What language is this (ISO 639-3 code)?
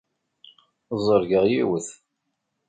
kab